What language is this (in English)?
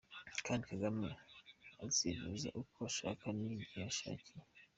Kinyarwanda